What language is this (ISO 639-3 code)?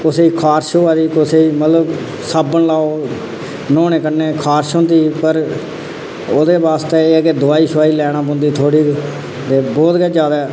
doi